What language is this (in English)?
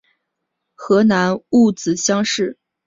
Chinese